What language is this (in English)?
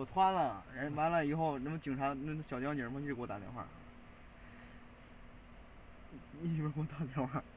Chinese